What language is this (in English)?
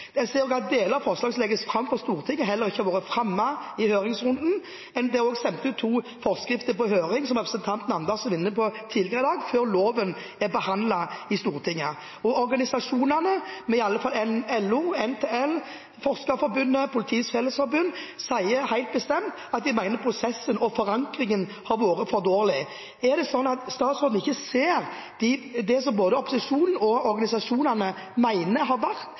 Norwegian Bokmål